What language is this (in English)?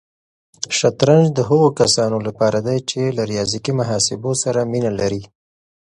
Pashto